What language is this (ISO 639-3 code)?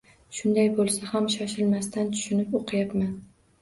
uzb